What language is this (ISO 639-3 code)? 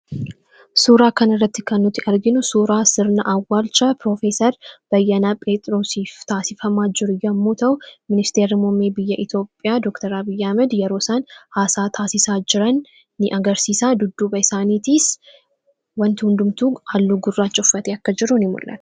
orm